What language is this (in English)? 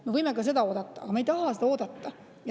Estonian